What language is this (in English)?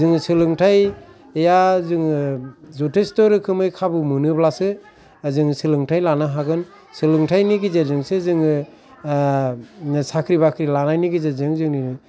Bodo